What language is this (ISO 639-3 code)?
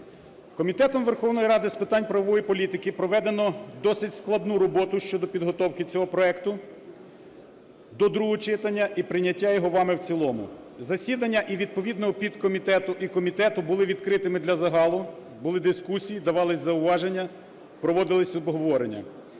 ukr